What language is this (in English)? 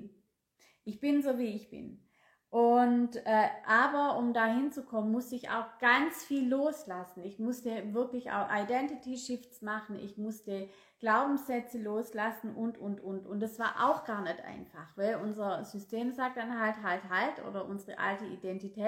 German